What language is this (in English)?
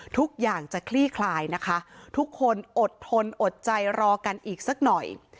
Thai